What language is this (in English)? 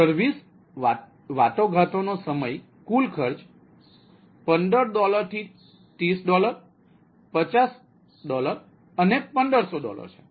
Gujarati